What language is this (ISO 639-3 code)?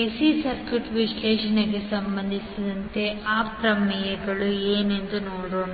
kan